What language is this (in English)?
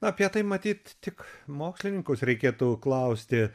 Lithuanian